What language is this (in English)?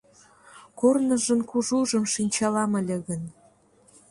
Mari